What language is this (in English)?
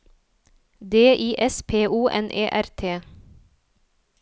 Norwegian